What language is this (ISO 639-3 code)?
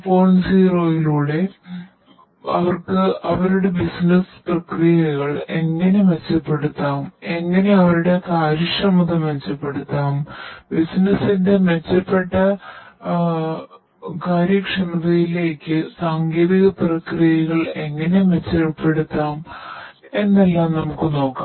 mal